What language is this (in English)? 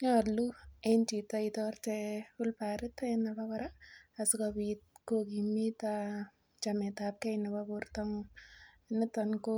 Kalenjin